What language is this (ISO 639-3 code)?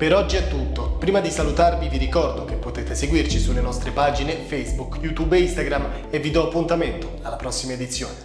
ita